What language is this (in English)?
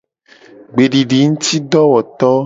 Gen